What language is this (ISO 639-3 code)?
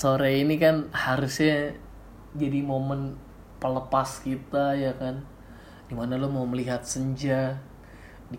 ind